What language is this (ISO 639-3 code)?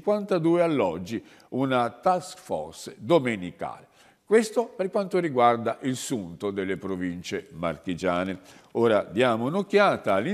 ita